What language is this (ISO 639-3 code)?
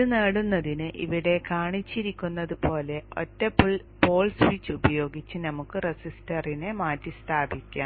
mal